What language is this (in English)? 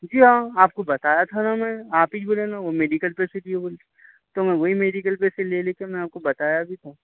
Urdu